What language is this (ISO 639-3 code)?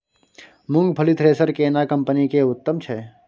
mai